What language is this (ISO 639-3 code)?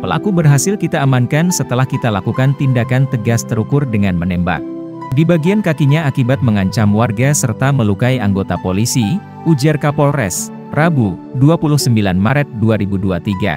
ind